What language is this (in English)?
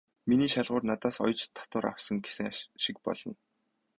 Mongolian